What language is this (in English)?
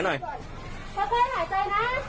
Thai